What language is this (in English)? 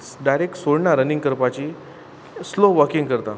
Konkani